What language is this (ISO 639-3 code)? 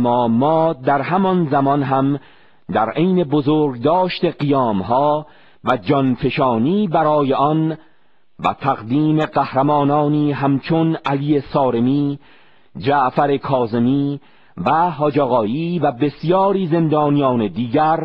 fas